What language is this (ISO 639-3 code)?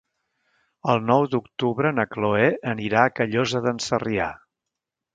cat